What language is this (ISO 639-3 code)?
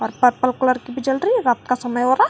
hin